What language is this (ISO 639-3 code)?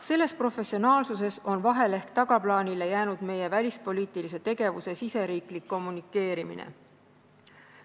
est